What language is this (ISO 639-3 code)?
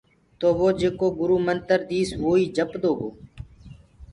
ggg